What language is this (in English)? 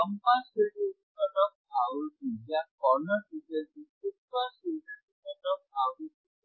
Hindi